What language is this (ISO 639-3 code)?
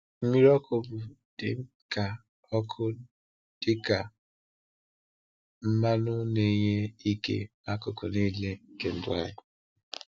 ibo